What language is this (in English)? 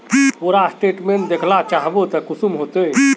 Magahi